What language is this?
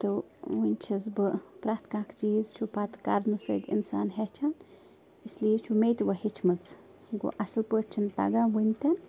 Kashmiri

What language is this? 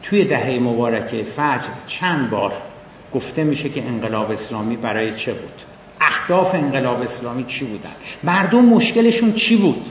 Persian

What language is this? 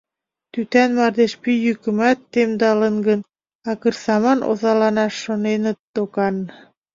Mari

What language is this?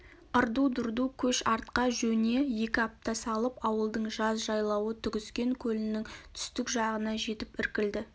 Kazakh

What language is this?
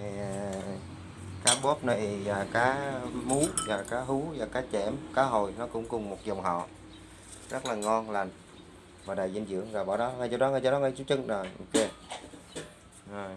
Vietnamese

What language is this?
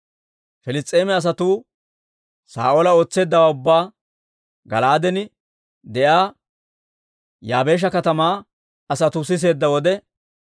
Dawro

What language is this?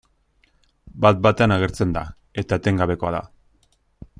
Basque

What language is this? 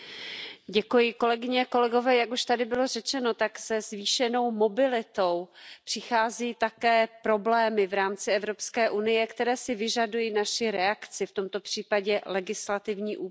Czech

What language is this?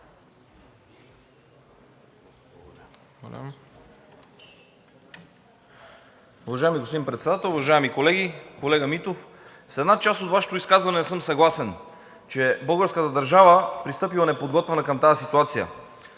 Bulgarian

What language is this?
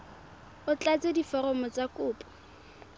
Tswana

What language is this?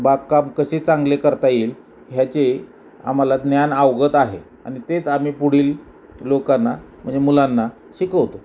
Marathi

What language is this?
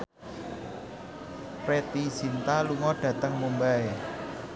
Javanese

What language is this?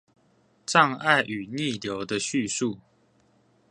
Chinese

